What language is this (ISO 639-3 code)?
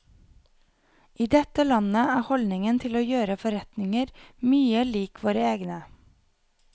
nor